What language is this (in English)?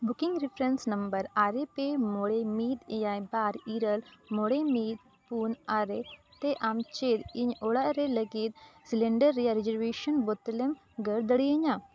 Santali